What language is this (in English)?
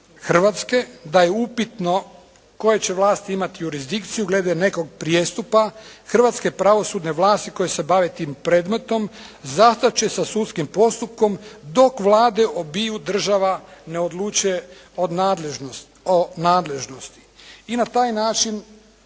Croatian